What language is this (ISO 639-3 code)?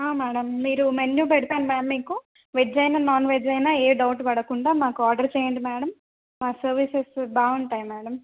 tel